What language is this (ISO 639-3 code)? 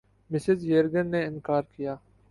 urd